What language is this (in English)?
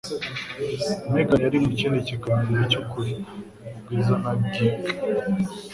Kinyarwanda